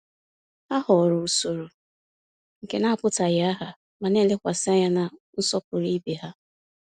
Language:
Igbo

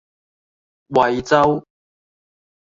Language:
Cantonese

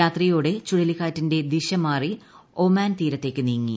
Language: Malayalam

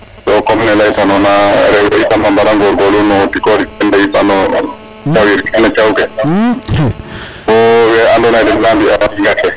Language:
Serer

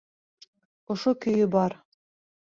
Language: Bashkir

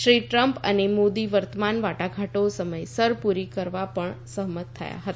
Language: Gujarati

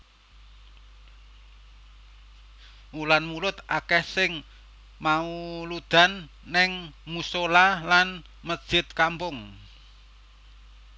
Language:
Javanese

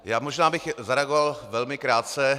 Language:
Czech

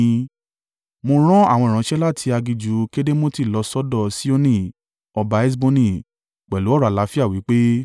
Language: Yoruba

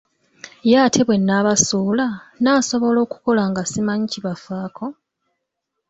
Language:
Ganda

